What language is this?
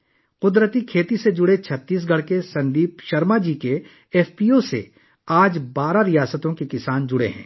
Urdu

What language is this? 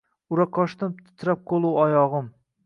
Uzbek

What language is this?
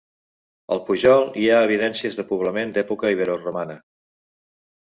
Catalan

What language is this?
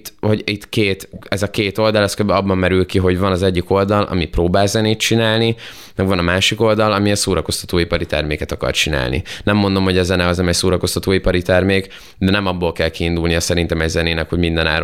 Hungarian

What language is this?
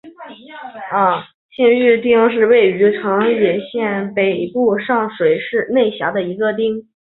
Chinese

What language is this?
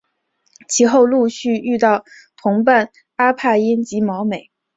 Chinese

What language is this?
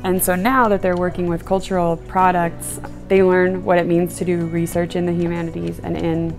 English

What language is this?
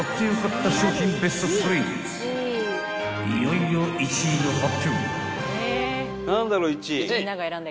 Japanese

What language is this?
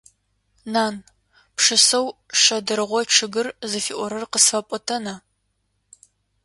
Adyghe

